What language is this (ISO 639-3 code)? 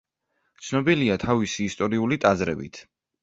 kat